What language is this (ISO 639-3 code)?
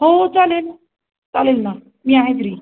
mar